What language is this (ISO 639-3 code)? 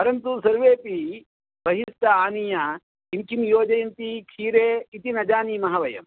san